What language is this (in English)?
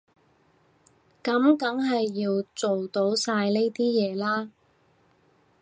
Cantonese